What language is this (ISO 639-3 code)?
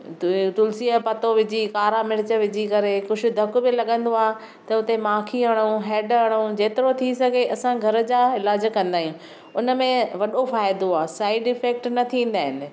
snd